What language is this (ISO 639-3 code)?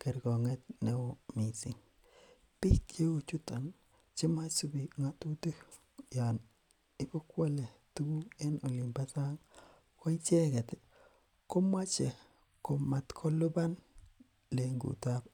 kln